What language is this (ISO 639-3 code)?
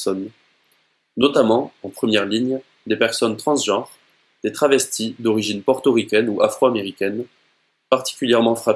fra